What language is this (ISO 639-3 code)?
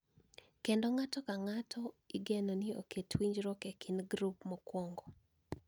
luo